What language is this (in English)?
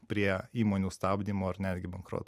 Lithuanian